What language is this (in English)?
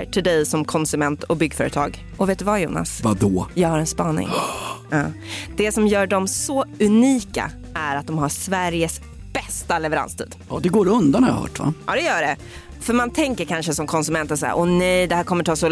Swedish